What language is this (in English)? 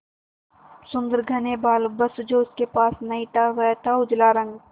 Hindi